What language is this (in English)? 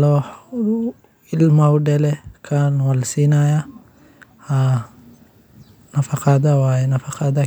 Somali